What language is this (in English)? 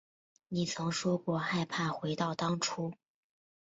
Chinese